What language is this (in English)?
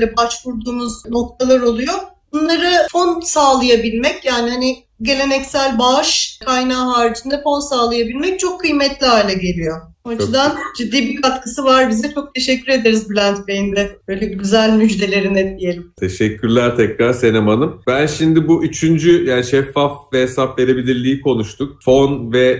Turkish